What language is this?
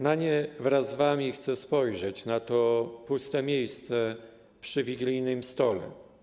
Polish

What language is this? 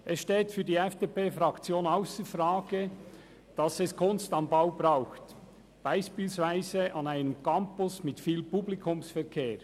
Swiss German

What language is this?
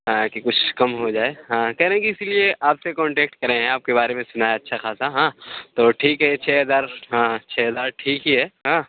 Urdu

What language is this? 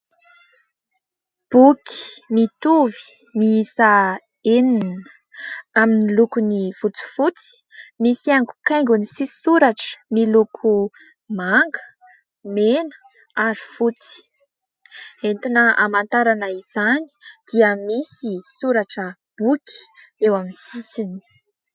Malagasy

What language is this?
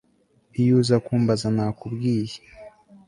Kinyarwanda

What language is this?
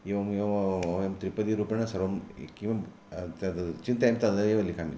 Sanskrit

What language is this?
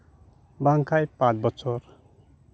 Santali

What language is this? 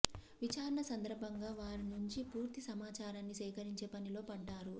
Telugu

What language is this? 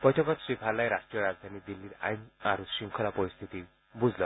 Assamese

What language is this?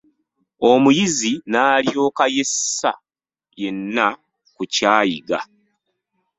Ganda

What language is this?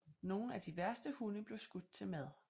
Danish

